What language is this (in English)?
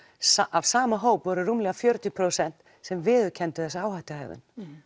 Icelandic